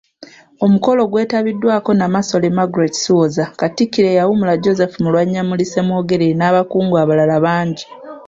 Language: Ganda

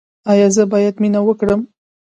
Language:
Pashto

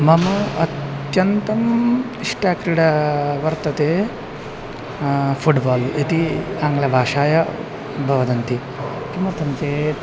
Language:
Sanskrit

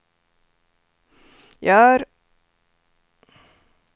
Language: Swedish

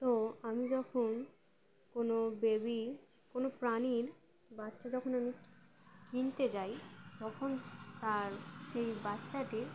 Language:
Bangla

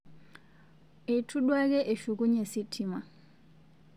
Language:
Masai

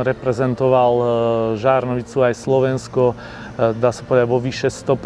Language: Slovak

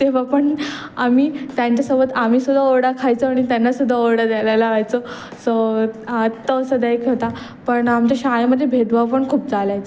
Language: Marathi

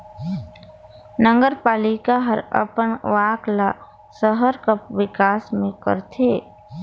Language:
Chhattisgarhi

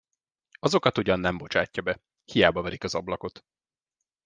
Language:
Hungarian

